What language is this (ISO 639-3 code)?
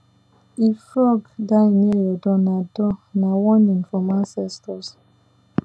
pcm